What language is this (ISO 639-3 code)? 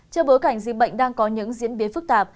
vie